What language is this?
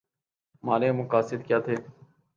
Urdu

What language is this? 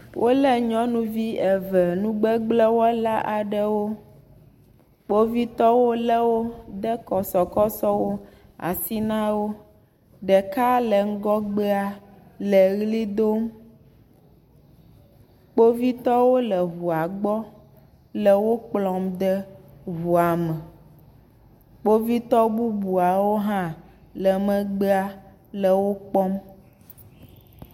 Ewe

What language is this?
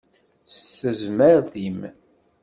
Kabyle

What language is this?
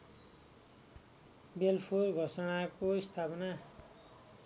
Nepali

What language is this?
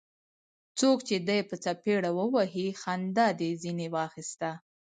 Pashto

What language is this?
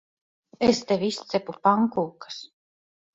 Latvian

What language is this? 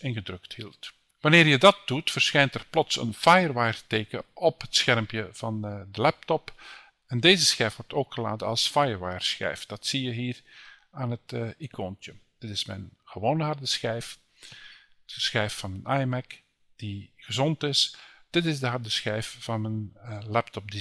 Dutch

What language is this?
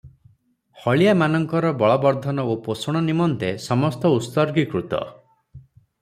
Odia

